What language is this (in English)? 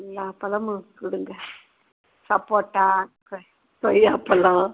Tamil